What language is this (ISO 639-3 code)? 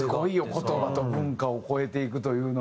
jpn